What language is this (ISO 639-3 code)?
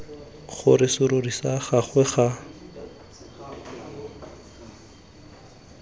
tsn